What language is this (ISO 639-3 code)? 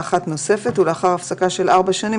heb